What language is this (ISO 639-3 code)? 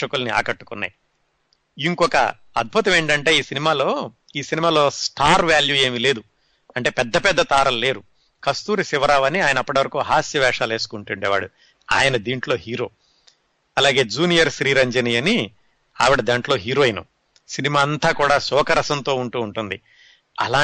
tel